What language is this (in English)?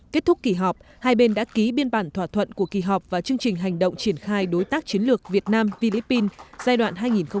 Vietnamese